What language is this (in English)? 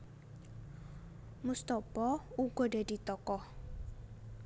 Javanese